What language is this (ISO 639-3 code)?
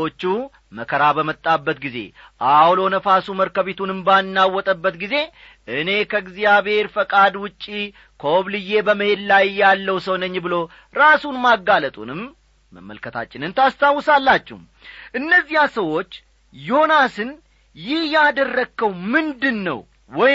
amh